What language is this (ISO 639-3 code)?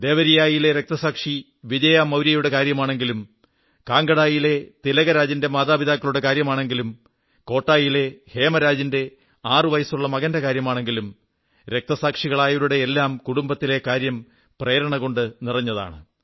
mal